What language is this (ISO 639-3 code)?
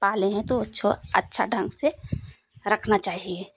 hin